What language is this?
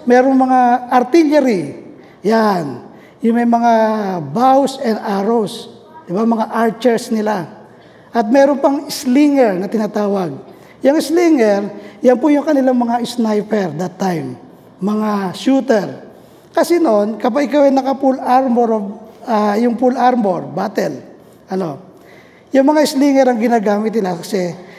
Filipino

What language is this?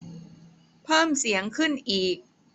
Thai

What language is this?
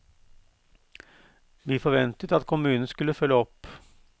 Norwegian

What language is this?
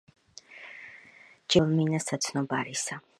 Georgian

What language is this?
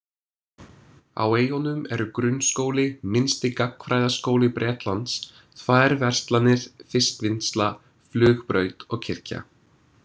Icelandic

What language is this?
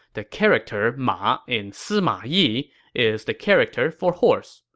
English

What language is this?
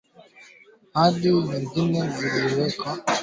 Swahili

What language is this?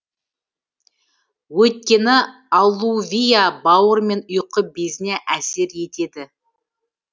Kazakh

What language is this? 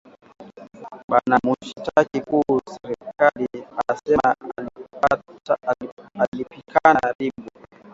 Swahili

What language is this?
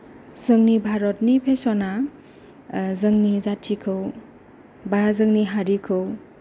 Bodo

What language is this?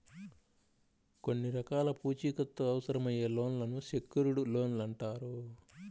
Telugu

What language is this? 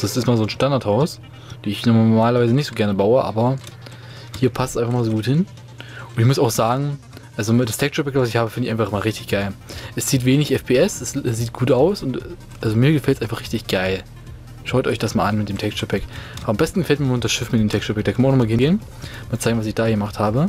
German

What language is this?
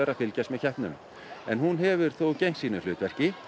Icelandic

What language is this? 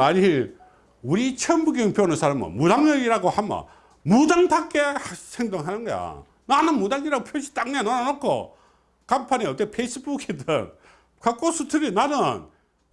Korean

